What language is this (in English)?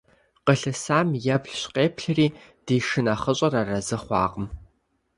Kabardian